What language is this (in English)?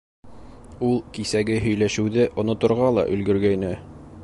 Bashkir